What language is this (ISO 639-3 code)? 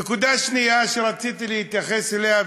heb